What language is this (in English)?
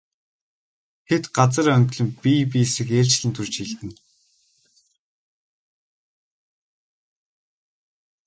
Mongolian